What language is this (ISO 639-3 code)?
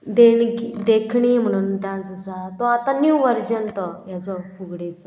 kok